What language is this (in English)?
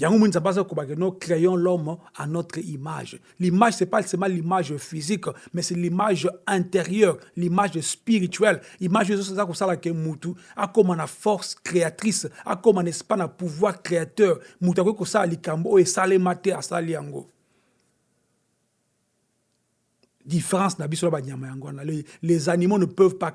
French